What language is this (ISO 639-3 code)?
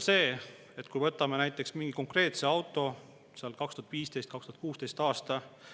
est